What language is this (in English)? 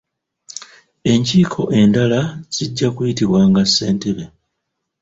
Ganda